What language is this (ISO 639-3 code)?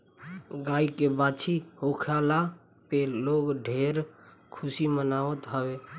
bho